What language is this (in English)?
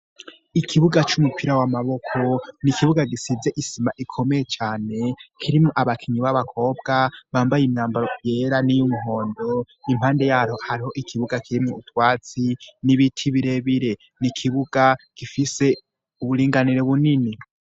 Rundi